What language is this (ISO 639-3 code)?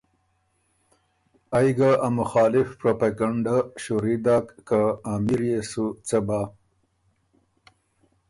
oru